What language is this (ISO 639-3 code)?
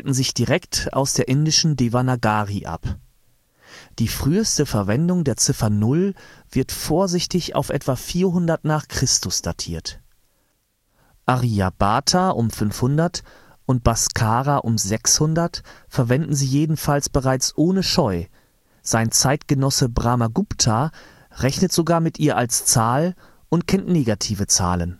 deu